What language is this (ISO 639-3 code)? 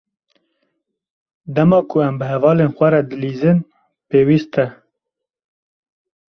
kur